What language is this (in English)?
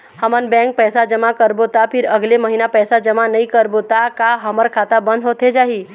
Chhattisgarhi